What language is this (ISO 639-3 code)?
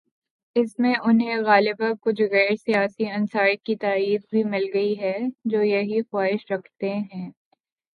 urd